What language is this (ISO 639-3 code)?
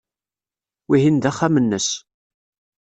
kab